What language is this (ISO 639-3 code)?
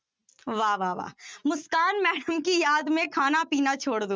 pan